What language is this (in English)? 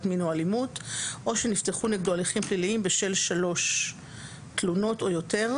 Hebrew